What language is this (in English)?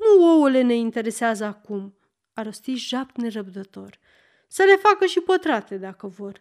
Romanian